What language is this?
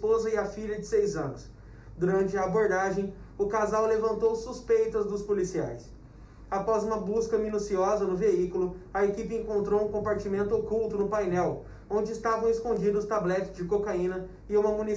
Portuguese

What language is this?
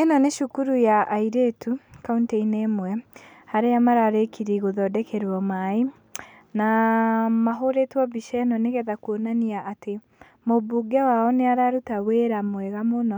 Kikuyu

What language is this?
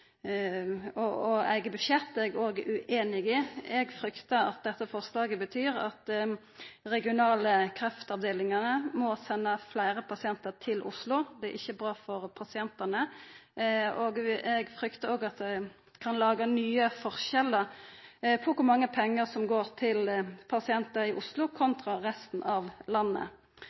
Norwegian Nynorsk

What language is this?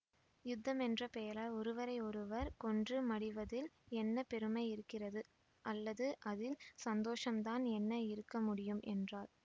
Tamil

